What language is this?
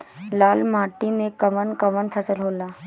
Bhojpuri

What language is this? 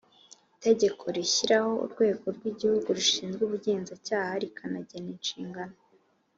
Kinyarwanda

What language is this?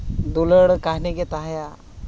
Santali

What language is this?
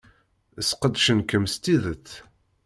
Kabyle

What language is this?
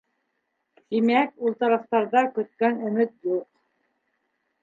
Bashkir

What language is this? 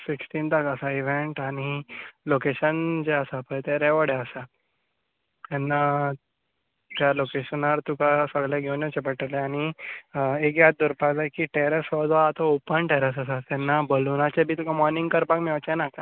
Konkani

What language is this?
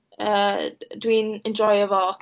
Welsh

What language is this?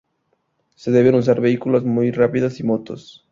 Spanish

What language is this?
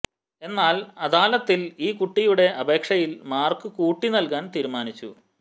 Malayalam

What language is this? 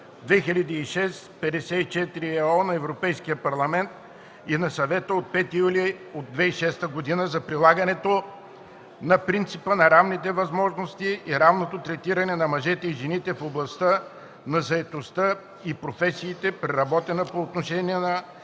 Bulgarian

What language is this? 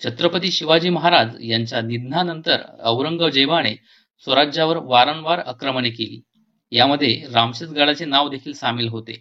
Marathi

